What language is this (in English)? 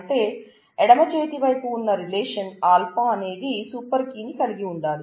Telugu